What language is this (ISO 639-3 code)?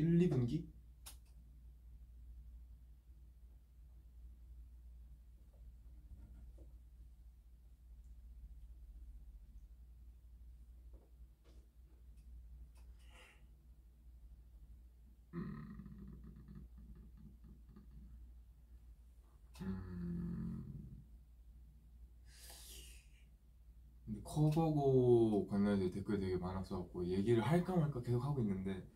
kor